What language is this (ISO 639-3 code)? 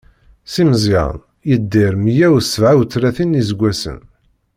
kab